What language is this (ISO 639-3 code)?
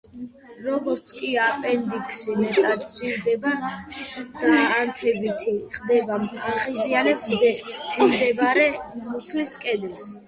kat